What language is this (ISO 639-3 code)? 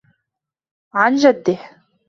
ara